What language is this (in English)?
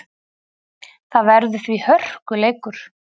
Icelandic